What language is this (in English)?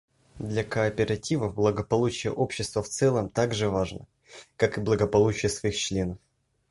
Russian